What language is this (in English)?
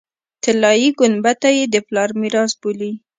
Pashto